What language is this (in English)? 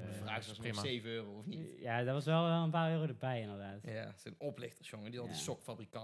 Dutch